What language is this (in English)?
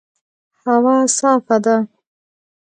Pashto